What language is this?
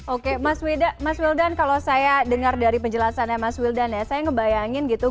Indonesian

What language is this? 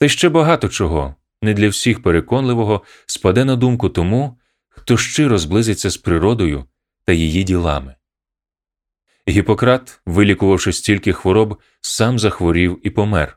Ukrainian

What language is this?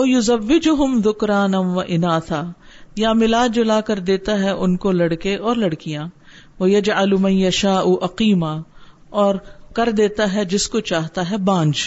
Urdu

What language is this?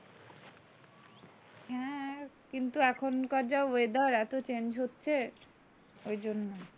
Bangla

